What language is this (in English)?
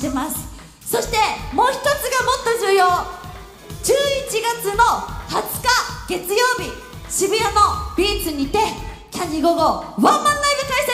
Japanese